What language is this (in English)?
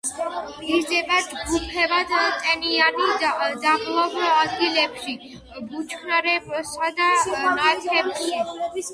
Georgian